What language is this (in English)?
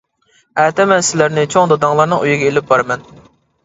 Uyghur